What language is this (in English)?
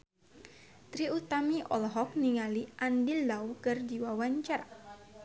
Sundanese